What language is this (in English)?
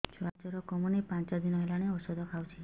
Odia